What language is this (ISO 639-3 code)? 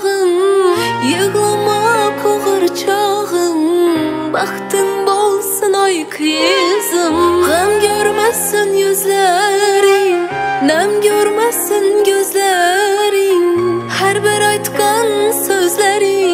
tur